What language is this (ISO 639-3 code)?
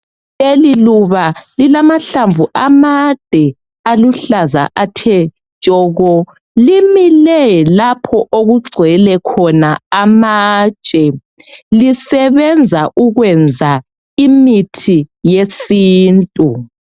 nde